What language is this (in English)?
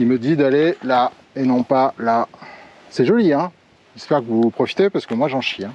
French